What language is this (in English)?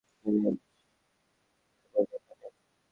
Bangla